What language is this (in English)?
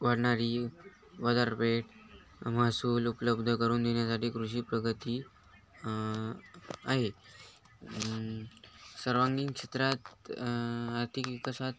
Marathi